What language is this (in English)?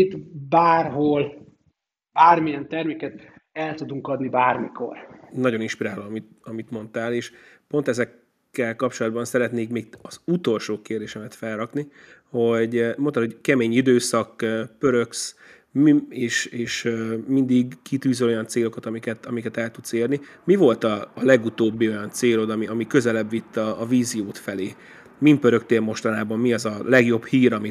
Hungarian